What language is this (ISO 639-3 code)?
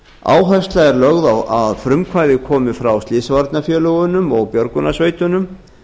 isl